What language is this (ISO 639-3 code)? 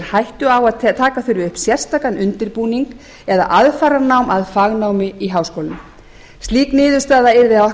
isl